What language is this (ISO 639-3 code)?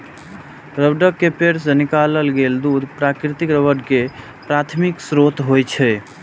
mai